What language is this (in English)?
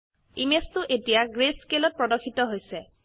Assamese